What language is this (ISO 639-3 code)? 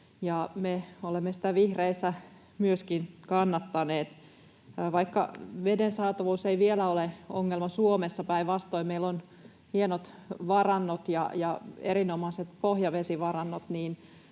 fin